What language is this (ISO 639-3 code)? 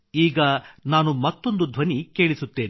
kan